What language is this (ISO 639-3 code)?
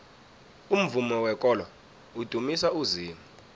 nbl